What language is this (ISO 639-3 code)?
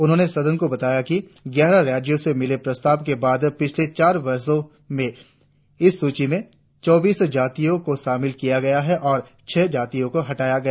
hin